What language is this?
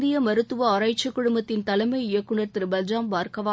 Tamil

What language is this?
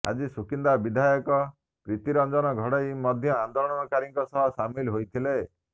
Odia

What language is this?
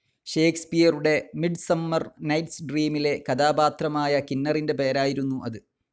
Malayalam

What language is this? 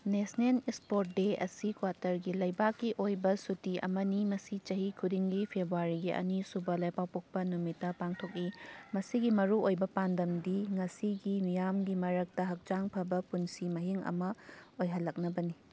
Manipuri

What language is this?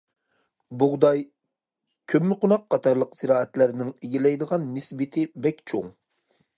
Uyghur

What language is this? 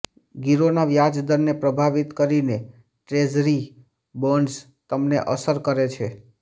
Gujarati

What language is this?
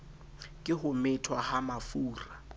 Southern Sotho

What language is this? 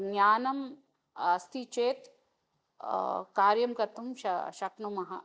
Sanskrit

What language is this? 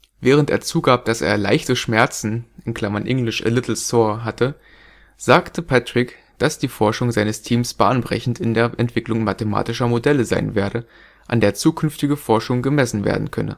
German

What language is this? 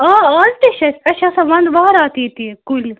Kashmiri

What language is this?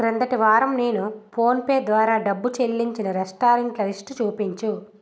Telugu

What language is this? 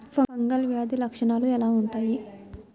Telugu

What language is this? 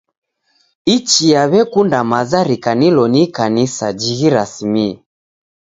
Taita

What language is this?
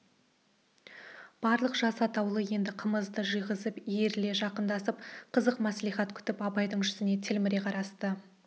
Kazakh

